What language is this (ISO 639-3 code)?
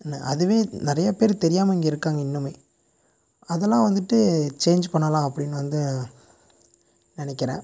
tam